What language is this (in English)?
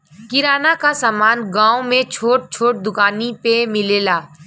Bhojpuri